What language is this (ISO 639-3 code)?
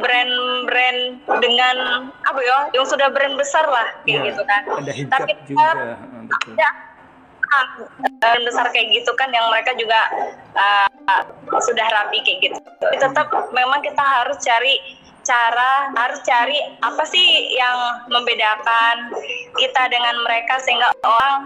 ind